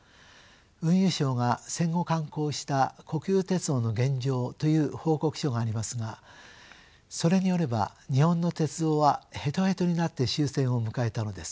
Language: Japanese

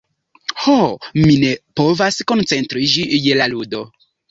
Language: Esperanto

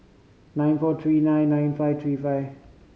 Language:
English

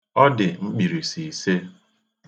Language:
Igbo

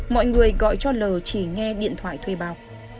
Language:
Vietnamese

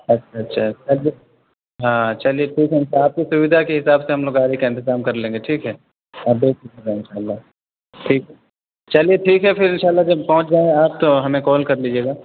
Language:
Urdu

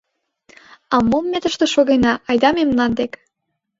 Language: Mari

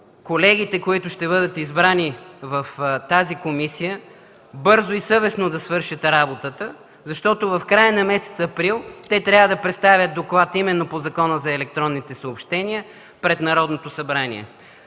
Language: Bulgarian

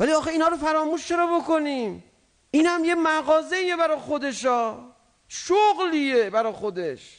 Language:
Persian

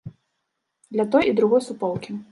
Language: Belarusian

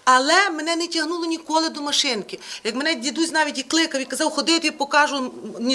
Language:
Ukrainian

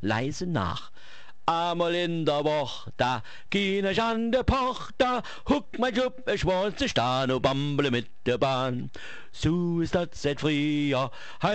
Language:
German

